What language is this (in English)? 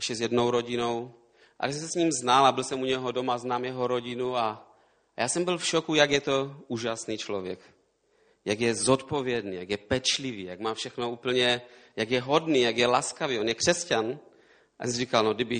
Czech